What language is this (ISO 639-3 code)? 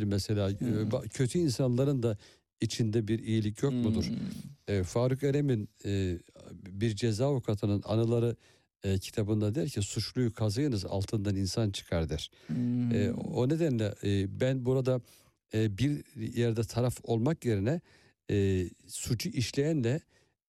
tur